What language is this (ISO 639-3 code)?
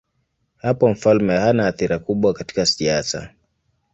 swa